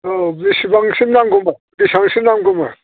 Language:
Bodo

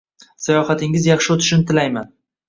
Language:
Uzbek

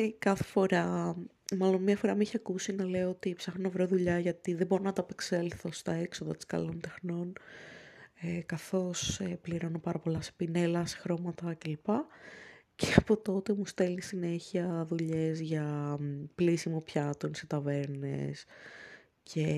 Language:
Greek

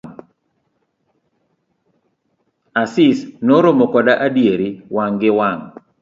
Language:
Luo (Kenya and Tanzania)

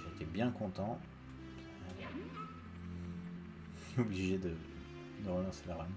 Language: French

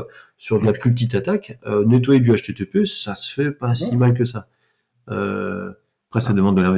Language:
French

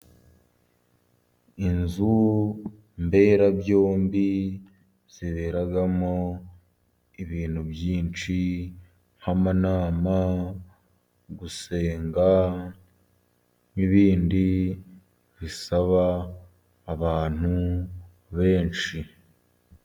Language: Kinyarwanda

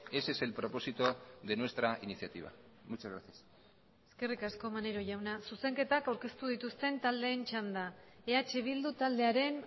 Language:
Basque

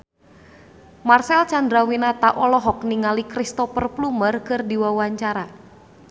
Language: Sundanese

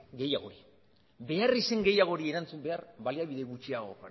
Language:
Basque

